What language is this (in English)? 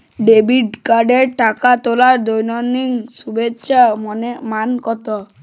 Bangla